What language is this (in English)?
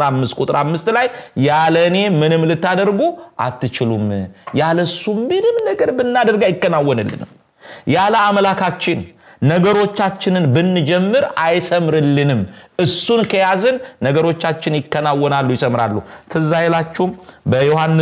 Arabic